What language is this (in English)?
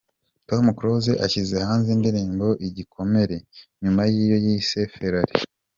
Kinyarwanda